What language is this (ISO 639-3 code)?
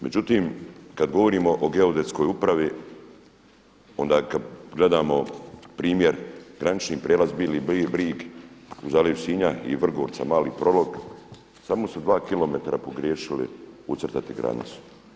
hrv